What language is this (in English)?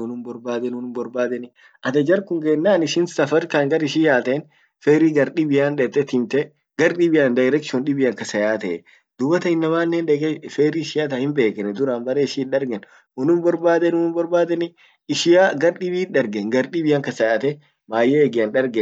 Orma